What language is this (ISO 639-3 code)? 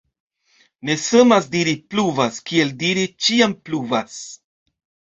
epo